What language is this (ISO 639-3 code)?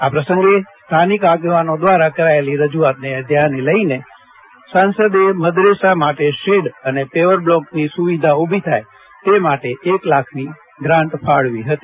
guj